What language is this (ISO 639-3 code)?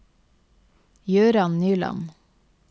nor